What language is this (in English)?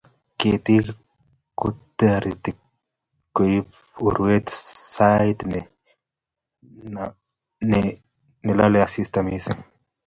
Kalenjin